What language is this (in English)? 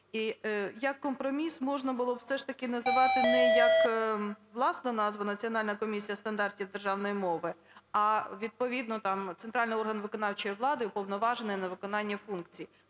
Ukrainian